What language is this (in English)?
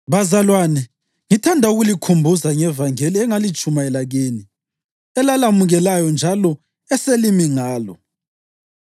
North Ndebele